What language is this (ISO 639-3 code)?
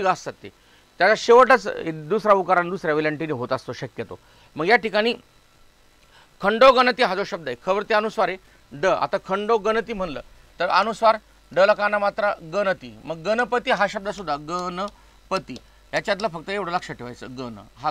hin